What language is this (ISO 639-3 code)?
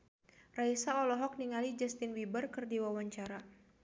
sun